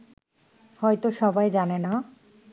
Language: Bangla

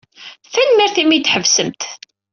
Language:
Kabyle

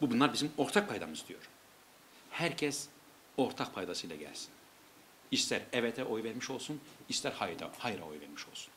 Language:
Turkish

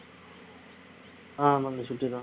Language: Tamil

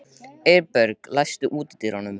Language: Icelandic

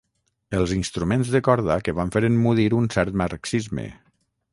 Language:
Catalan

